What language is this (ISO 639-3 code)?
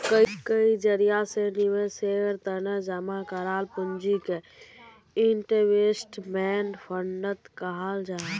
mag